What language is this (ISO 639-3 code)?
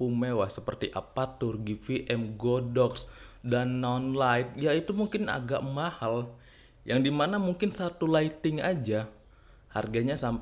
ind